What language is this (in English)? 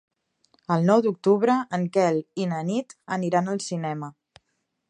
Catalan